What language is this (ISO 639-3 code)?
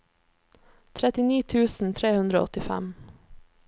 nor